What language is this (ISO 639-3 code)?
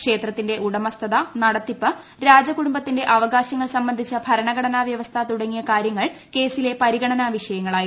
mal